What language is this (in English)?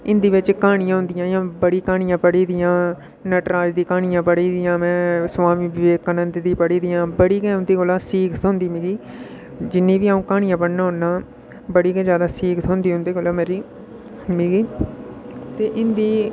Dogri